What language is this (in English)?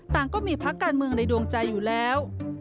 Thai